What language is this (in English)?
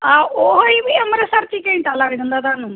Punjabi